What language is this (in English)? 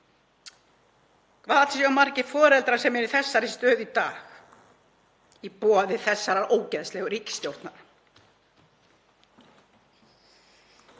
Icelandic